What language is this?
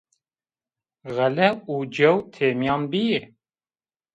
Zaza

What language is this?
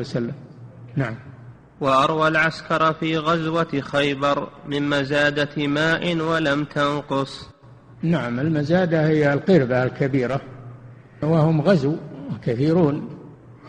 Arabic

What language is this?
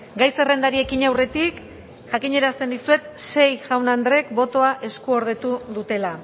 Basque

